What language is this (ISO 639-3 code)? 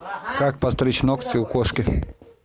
rus